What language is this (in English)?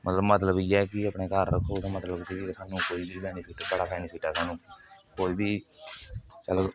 Dogri